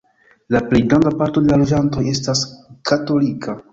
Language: Esperanto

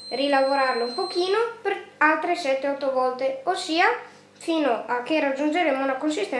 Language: Italian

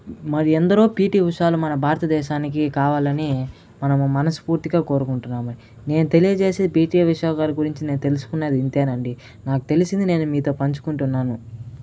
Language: Telugu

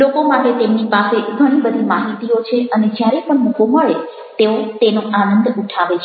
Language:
Gujarati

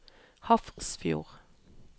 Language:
Norwegian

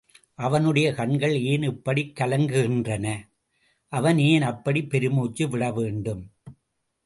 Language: Tamil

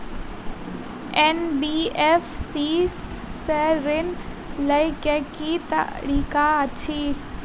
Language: Maithili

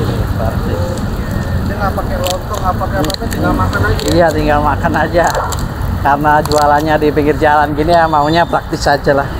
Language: Indonesian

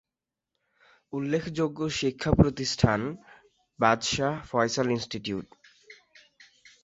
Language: Bangla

